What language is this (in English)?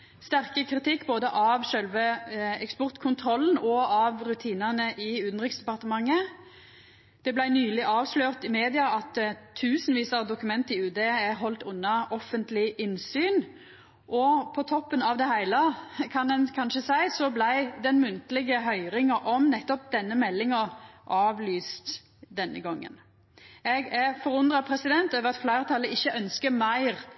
Norwegian Nynorsk